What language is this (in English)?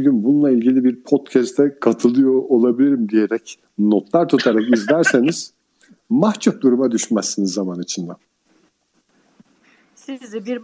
Turkish